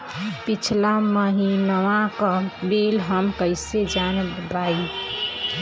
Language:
Bhojpuri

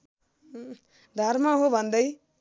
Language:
Nepali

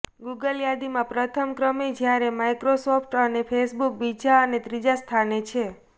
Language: Gujarati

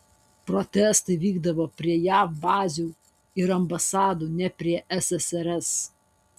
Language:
Lithuanian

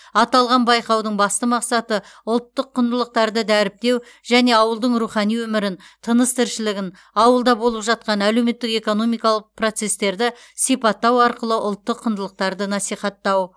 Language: Kazakh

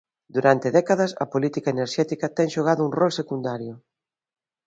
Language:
Galician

